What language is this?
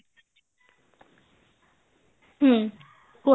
Odia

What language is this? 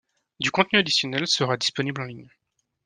French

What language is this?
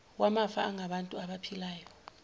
Zulu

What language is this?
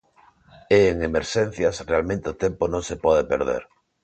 Galician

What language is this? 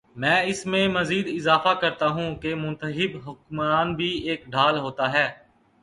Urdu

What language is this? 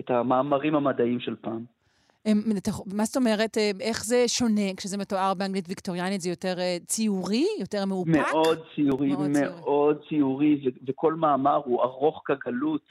Hebrew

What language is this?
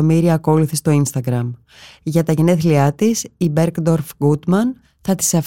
Greek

